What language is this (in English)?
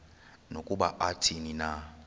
Xhosa